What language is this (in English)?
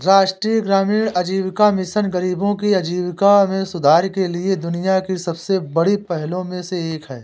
Hindi